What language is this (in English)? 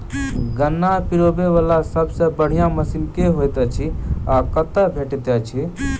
Maithili